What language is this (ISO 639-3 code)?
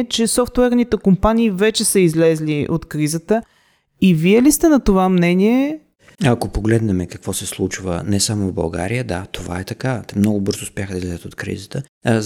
bul